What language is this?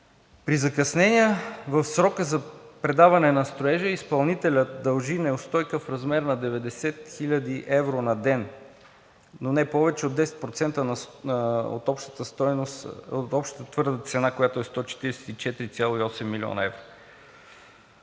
Bulgarian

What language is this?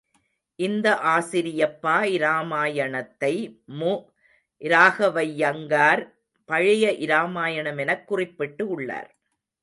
Tamil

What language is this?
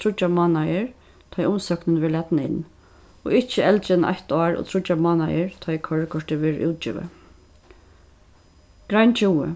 Faroese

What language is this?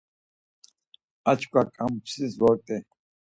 Laz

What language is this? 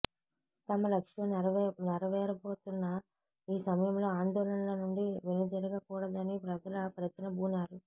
Telugu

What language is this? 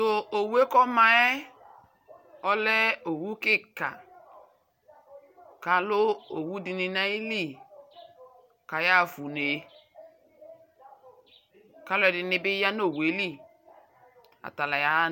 Ikposo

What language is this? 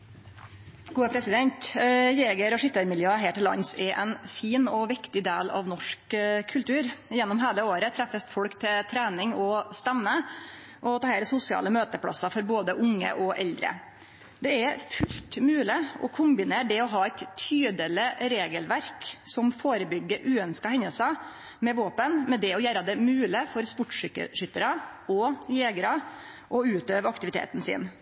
Norwegian Nynorsk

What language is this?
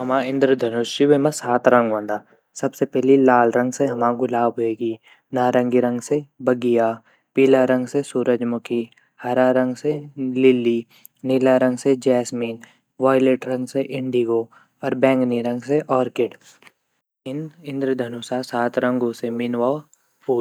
Garhwali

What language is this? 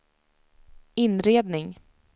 Swedish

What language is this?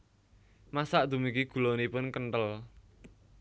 Javanese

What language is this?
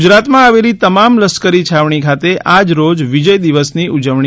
Gujarati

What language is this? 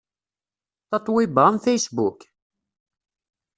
Kabyle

